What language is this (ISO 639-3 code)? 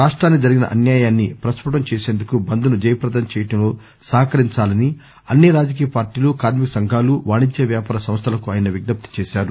tel